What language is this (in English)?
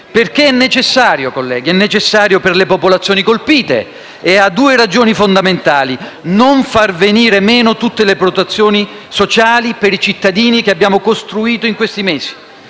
Italian